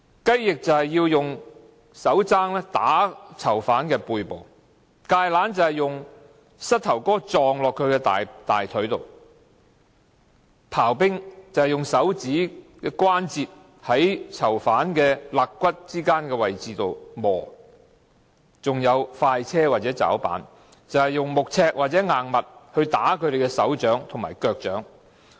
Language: Cantonese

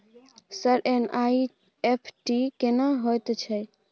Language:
Maithili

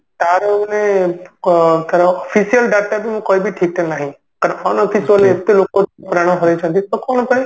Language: Odia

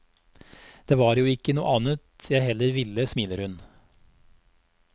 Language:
Norwegian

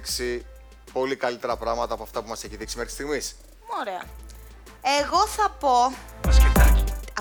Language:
Greek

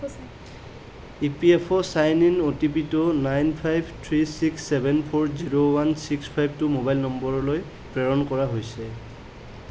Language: Assamese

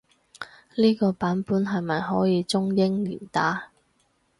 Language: Cantonese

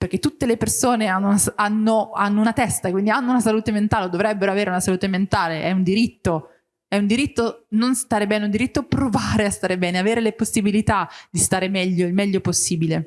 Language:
Italian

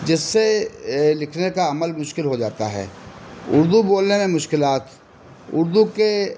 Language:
Urdu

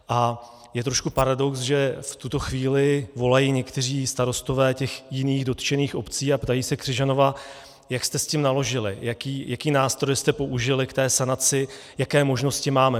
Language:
Czech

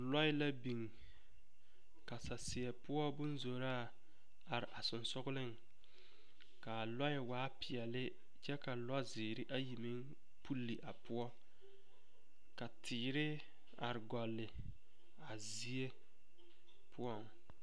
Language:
Southern Dagaare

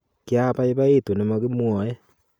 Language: Kalenjin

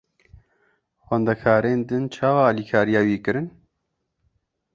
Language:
Kurdish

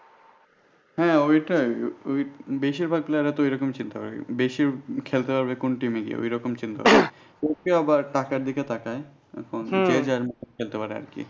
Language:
Bangla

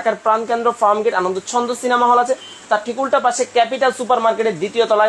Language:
Bangla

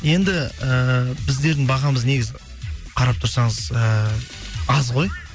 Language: Kazakh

